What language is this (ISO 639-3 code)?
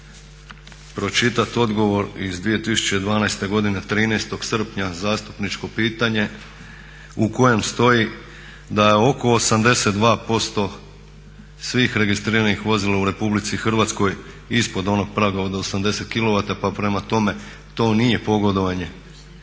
hrv